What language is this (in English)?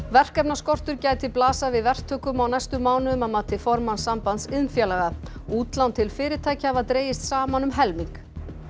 Icelandic